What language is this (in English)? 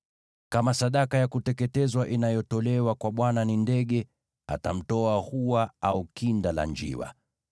Swahili